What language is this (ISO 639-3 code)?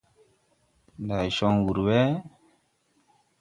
tui